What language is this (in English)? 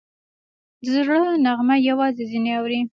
Pashto